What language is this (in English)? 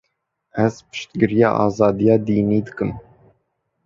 Kurdish